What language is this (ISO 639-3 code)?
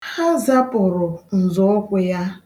ibo